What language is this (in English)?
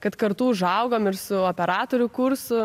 Lithuanian